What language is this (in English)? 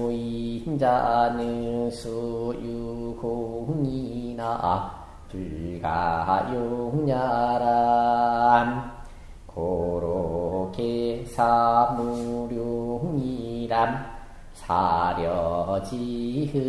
Korean